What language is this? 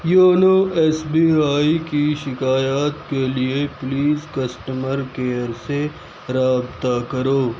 Urdu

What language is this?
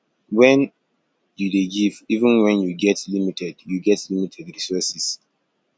Nigerian Pidgin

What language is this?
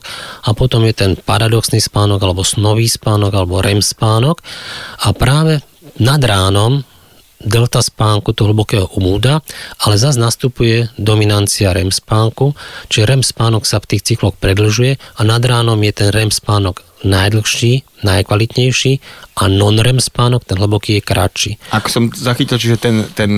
Slovak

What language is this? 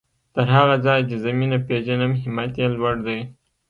Pashto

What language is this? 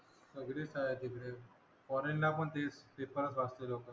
Marathi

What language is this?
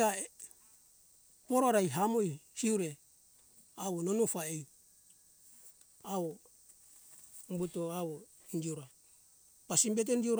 Hunjara-Kaina Ke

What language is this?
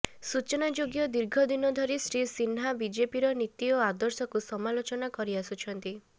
Odia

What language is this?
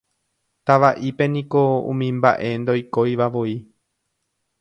Guarani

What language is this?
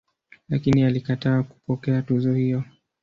Swahili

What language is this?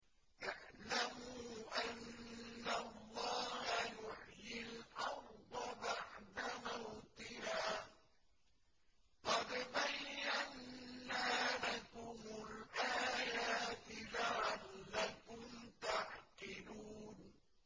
Arabic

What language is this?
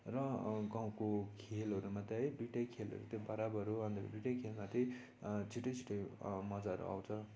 Nepali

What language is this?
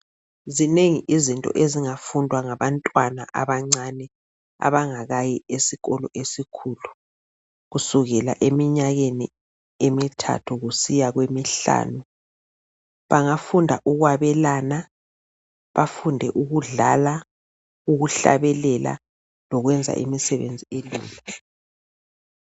North Ndebele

